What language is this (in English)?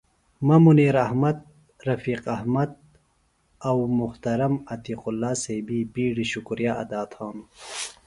Phalura